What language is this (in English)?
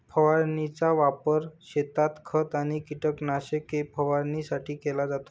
Marathi